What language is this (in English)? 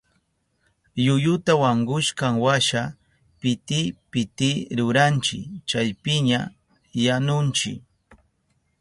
Southern Pastaza Quechua